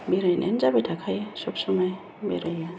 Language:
Bodo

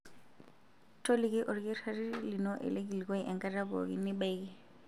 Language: Masai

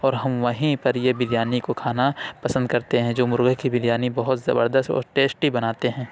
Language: Urdu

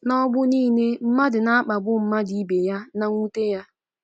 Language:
Igbo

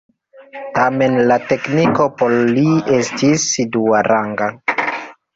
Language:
Esperanto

